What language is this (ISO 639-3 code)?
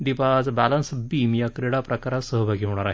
mar